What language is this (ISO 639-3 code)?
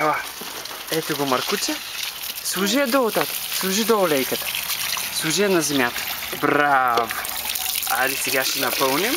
bul